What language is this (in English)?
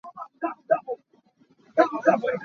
Hakha Chin